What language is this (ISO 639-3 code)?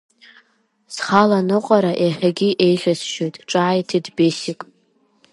abk